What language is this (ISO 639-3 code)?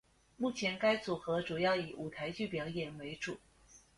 zho